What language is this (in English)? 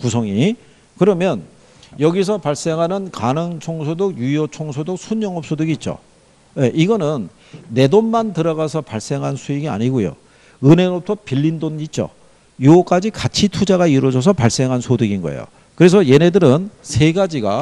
Korean